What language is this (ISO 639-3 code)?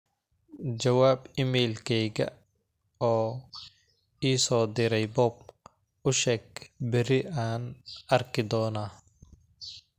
som